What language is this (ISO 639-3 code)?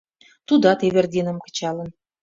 chm